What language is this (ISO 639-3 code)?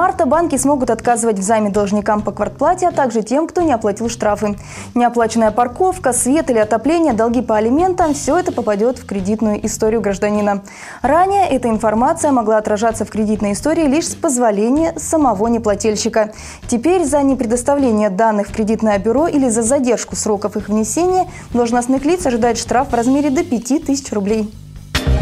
rus